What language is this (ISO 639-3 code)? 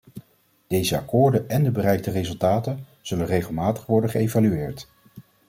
nld